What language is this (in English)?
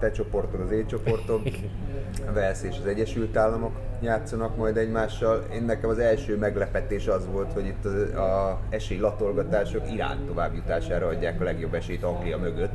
Hungarian